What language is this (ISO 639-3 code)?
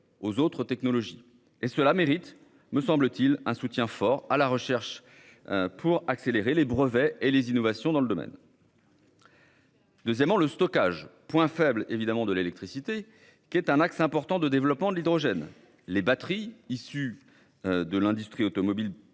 fra